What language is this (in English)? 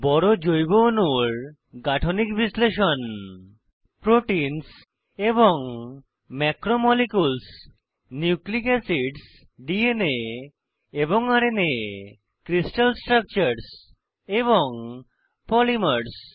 Bangla